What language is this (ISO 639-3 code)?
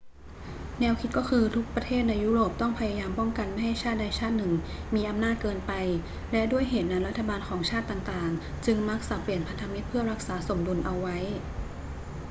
tha